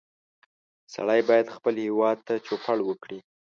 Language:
Pashto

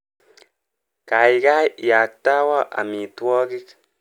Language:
Kalenjin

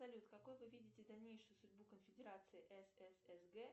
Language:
Russian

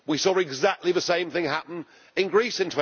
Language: English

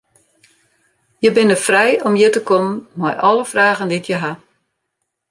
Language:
Western Frisian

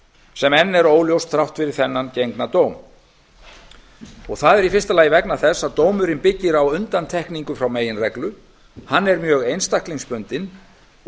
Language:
Icelandic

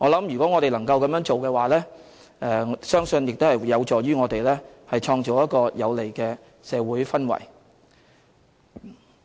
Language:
Cantonese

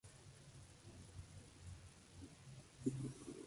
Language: Spanish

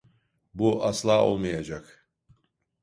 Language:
Turkish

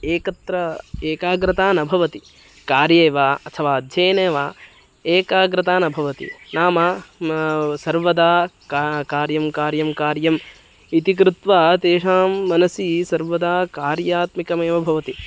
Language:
Sanskrit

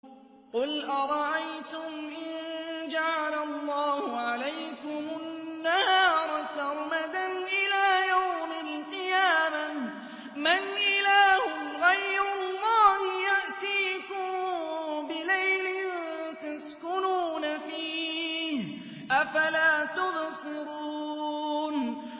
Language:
Arabic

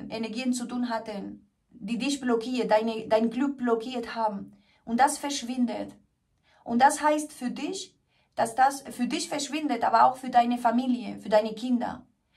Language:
German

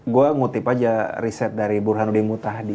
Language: Indonesian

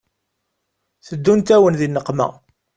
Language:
Kabyle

